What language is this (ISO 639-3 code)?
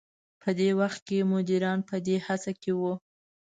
pus